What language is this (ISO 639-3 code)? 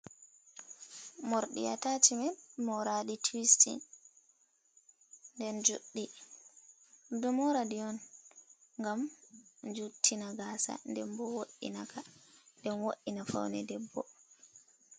ful